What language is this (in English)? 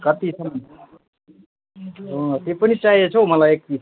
Nepali